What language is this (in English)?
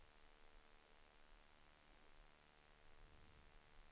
Swedish